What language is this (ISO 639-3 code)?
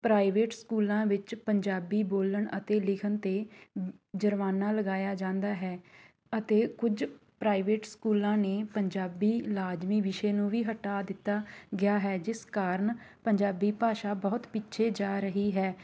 pan